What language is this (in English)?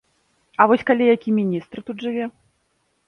Belarusian